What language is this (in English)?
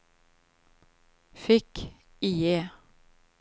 Swedish